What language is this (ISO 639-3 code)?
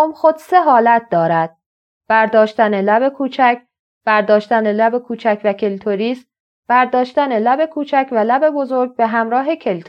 fas